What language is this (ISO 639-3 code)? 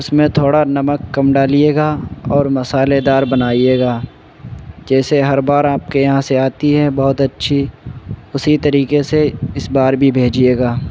urd